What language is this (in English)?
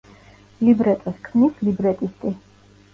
Georgian